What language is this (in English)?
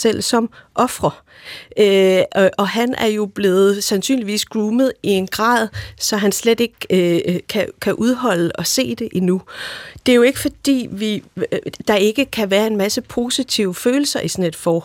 Danish